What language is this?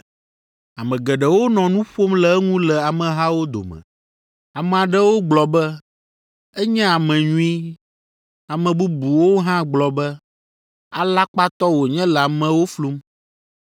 Ewe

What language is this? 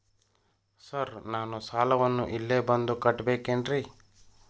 Kannada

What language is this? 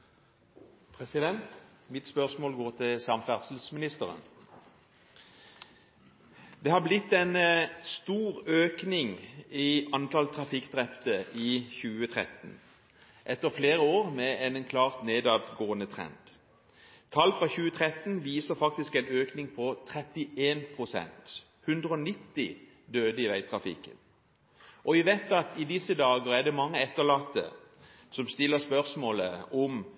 Norwegian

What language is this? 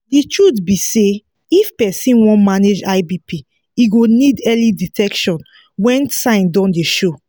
Nigerian Pidgin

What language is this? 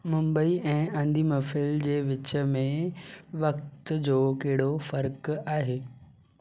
Sindhi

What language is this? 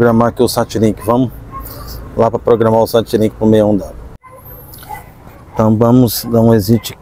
Portuguese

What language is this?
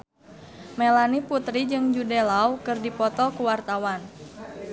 Sundanese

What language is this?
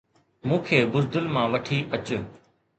Sindhi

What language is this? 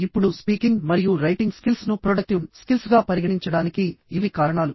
Telugu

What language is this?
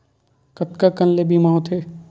Chhattisgarhi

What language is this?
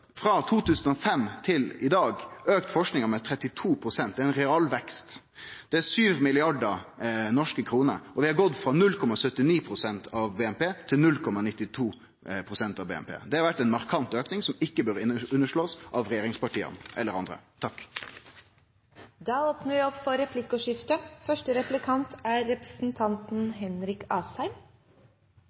Norwegian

